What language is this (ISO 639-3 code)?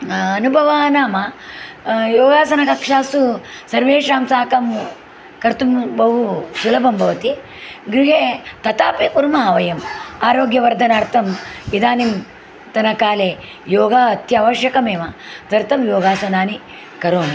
san